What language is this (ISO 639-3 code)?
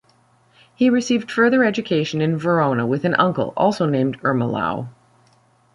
eng